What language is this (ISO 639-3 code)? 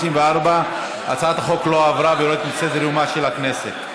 heb